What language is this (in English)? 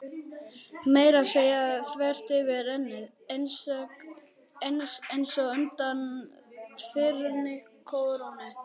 Icelandic